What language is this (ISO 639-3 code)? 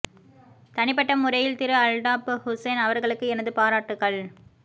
tam